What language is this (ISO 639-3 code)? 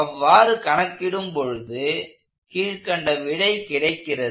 tam